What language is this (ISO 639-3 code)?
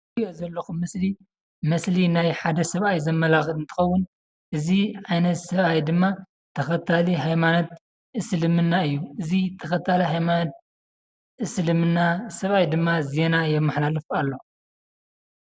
tir